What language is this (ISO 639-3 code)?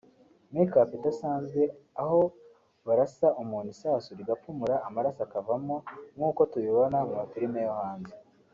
kin